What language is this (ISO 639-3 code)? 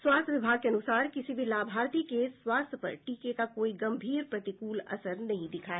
hin